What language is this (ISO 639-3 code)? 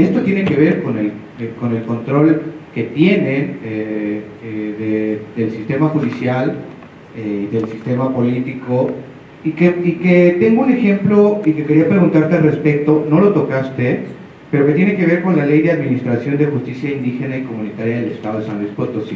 spa